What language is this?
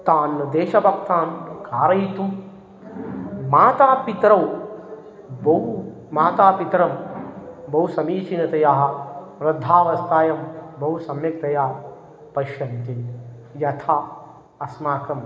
Sanskrit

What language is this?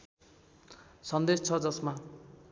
Nepali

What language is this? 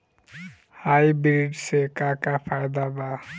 Bhojpuri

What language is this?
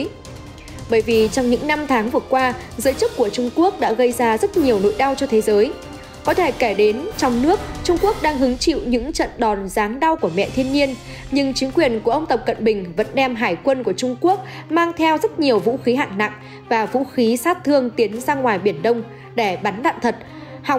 Vietnamese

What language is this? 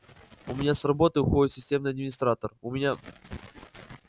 Russian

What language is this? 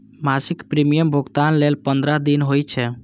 Maithili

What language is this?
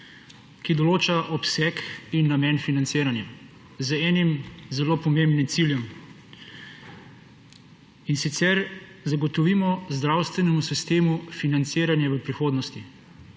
Slovenian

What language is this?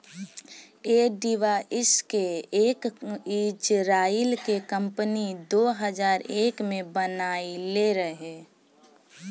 Bhojpuri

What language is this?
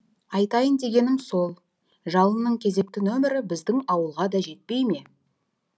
Kazakh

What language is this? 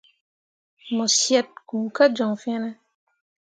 Mundang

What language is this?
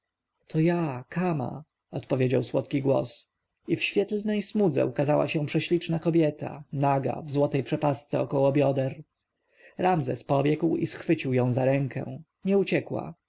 Polish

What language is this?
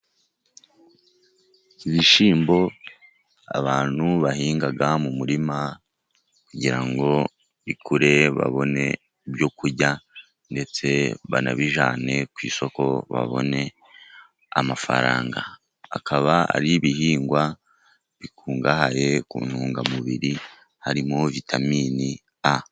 Kinyarwanda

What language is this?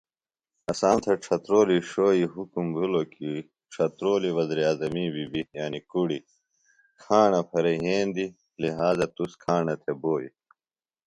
Phalura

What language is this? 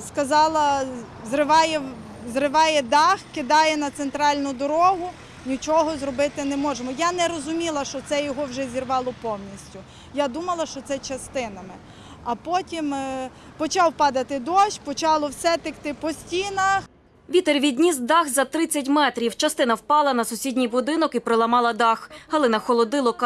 Ukrainian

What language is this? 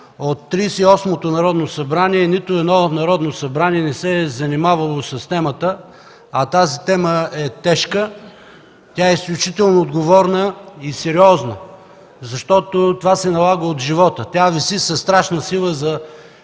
Bulgarian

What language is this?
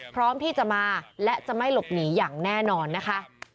Thai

